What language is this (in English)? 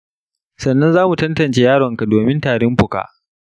Hausa